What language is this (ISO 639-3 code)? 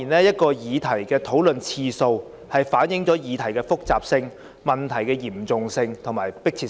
yue